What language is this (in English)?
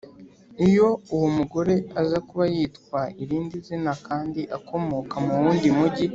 Kinyarwanda